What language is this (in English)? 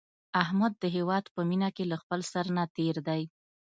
Pashto